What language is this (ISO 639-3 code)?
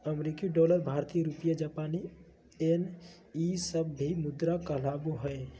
mag